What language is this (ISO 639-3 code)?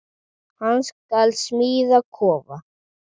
isl